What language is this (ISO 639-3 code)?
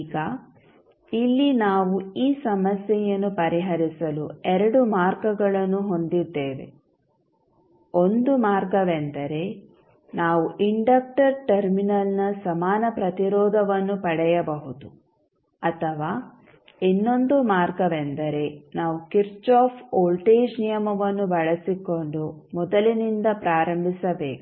kan